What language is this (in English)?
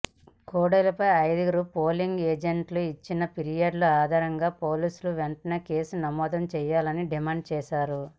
Telugu